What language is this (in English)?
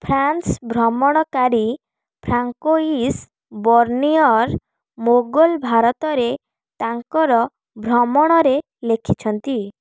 Odia